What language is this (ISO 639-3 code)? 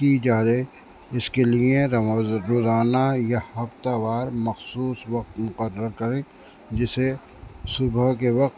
urd